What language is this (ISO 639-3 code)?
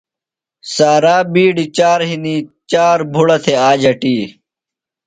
phl